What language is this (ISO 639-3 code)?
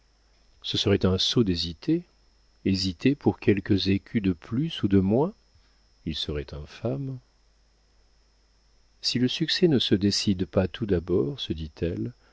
fra